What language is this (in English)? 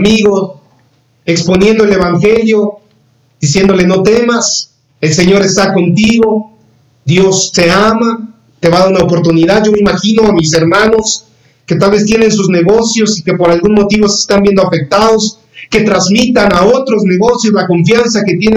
Spanish